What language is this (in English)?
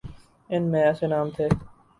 Urdu